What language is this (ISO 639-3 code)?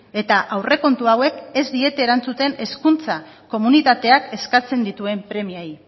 eus